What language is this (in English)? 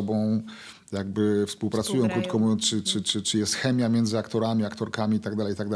Polish